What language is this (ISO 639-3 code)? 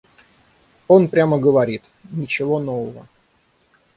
rus